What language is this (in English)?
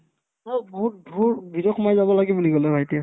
Assamese